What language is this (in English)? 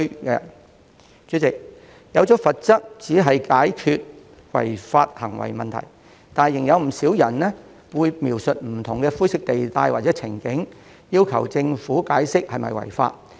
Cantonese